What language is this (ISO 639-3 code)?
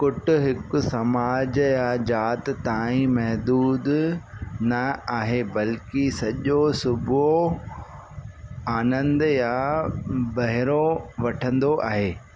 snd